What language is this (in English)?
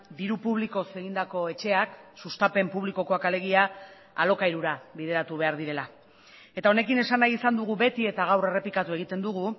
Basque